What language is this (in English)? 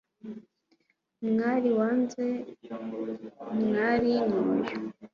Kinyarwanda